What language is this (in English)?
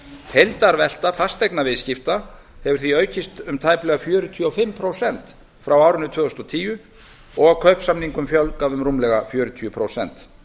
Icelandic